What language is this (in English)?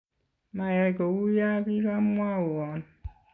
Kalenjin